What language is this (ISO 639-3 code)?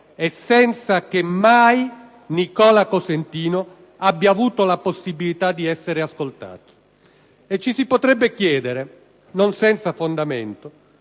ita